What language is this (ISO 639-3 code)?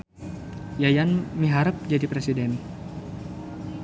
sun